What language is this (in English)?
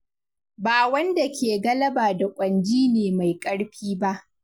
Hausa